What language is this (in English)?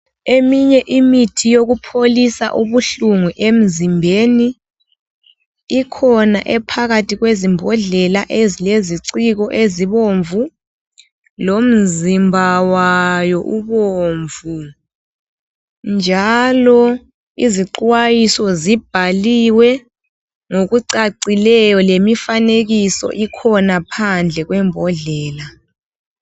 North Ndebele